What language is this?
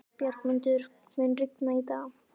Icelandic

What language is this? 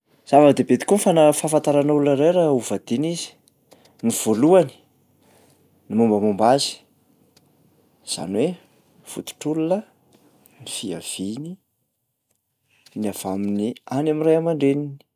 Malagasy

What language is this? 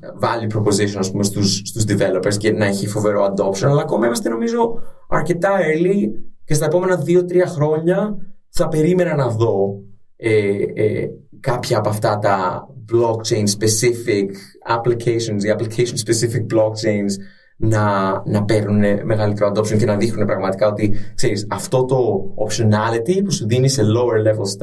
Greek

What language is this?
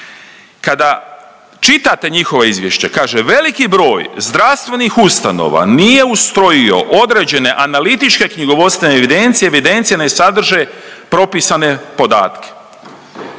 Croatian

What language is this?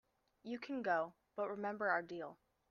English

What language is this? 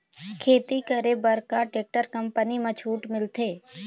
Chhattisgarhi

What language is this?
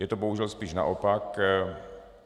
Czech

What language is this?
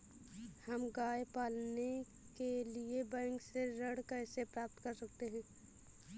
Hindi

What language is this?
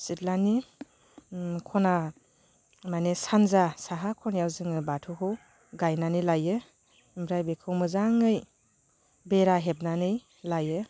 Bodo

